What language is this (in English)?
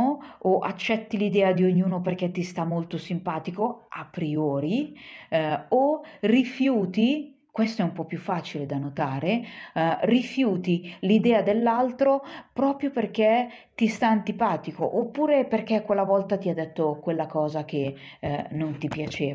Italian